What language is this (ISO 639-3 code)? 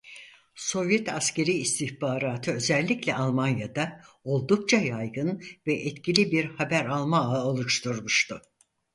tur